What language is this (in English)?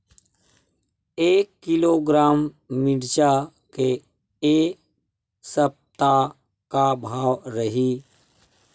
Chhattisgarhi